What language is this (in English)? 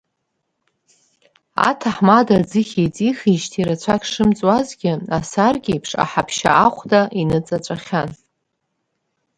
Abkhazian